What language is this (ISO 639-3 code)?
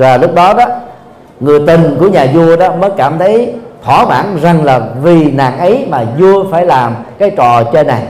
vie